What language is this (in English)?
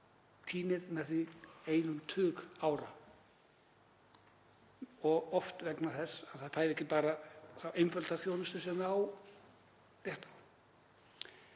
Icelandic